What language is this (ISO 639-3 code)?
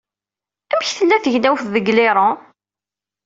kab